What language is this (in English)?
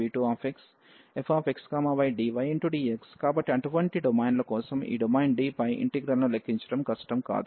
Telugu